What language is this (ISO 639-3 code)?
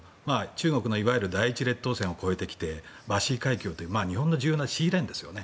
jpn